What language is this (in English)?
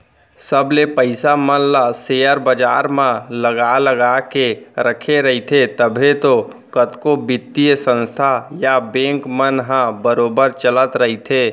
Chhattisgarhi